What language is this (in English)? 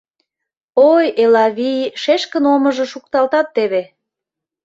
Mari